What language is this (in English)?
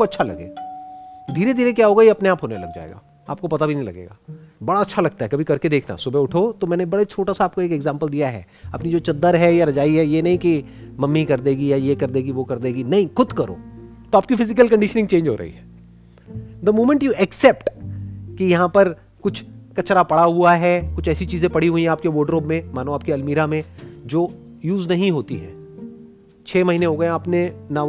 Hindi